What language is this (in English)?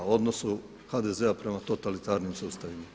Croatian